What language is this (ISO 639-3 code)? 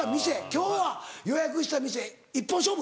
jpn